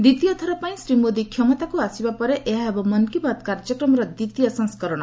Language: Odia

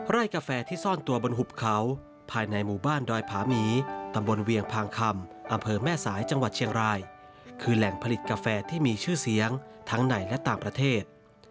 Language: Thai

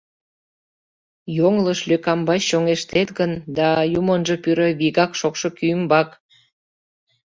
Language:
Mari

